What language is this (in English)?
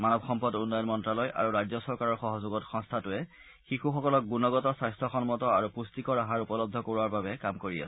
Assamese